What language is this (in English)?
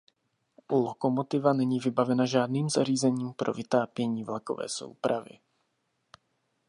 Czech